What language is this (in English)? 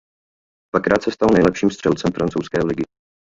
Czech